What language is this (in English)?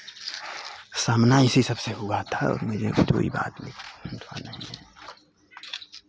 Hindi